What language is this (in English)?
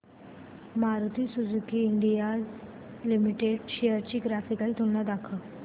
Marathi